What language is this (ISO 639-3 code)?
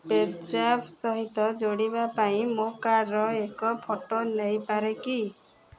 ori